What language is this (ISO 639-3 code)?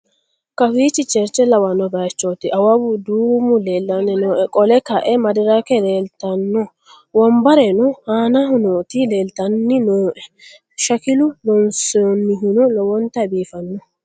sid